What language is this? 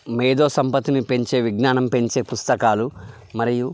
Telugu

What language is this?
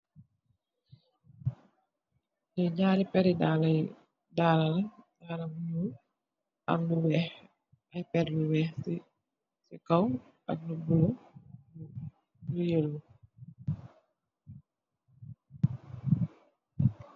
Wolof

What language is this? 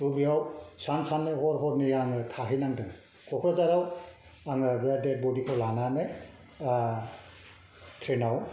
Bodo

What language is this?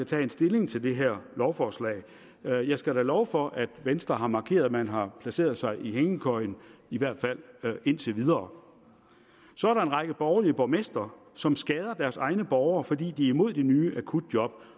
Danish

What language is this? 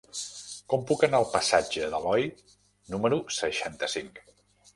Catalan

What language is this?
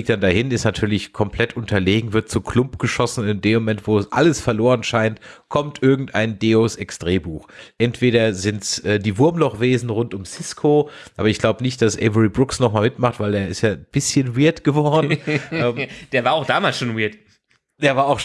German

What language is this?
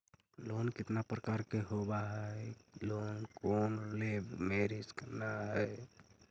Magahi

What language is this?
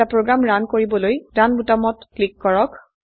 Assamese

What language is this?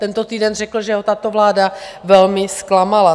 Czech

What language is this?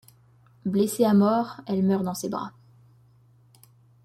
French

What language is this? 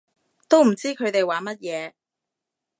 Cantonese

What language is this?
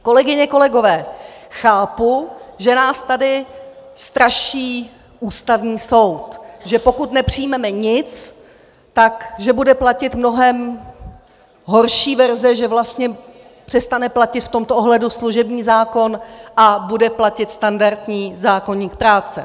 Czech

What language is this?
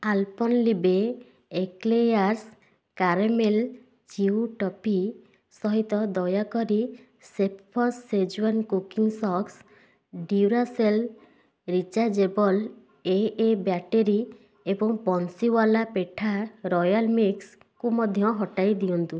Odia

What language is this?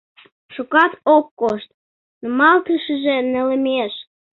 Mari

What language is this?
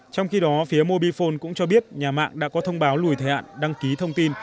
Vietnamese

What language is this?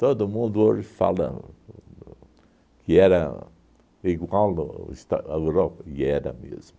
Portuguese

